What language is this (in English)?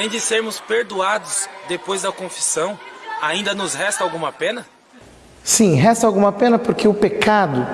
Portuguese